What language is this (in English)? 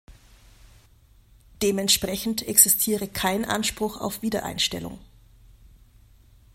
German